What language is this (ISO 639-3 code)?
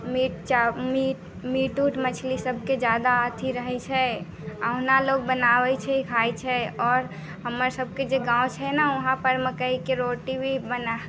mai